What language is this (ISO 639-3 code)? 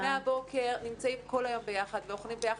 heb